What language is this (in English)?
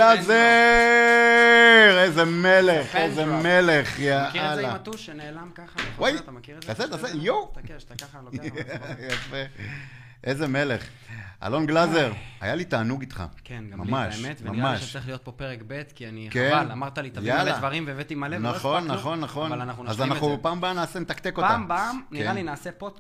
Hebrew